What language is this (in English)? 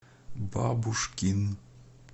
Russian